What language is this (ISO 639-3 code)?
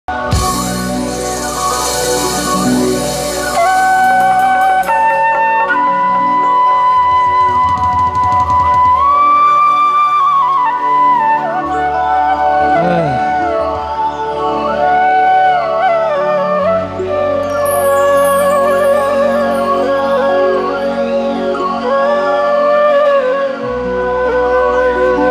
ara